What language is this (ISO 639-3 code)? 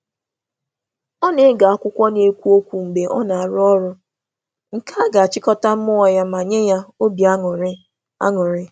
ibo